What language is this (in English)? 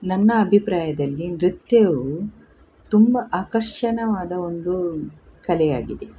Kannada